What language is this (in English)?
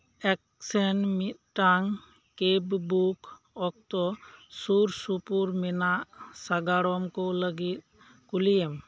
Santali